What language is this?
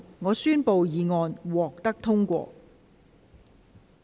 Cantonese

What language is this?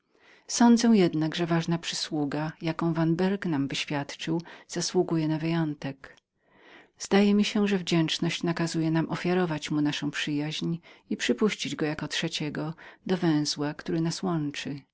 Polish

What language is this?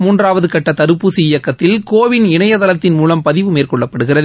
Tamil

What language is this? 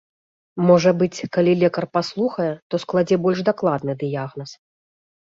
Belarusian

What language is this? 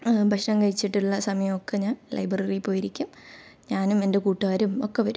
Malayalam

